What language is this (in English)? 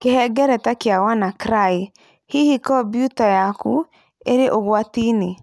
Kikuyu